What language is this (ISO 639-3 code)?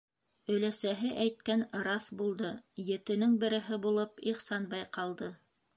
bak